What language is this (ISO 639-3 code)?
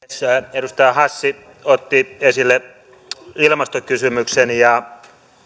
fin